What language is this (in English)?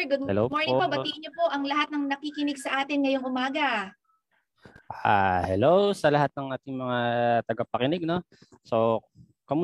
Filipino